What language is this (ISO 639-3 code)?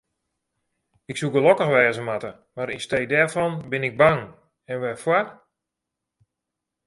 fry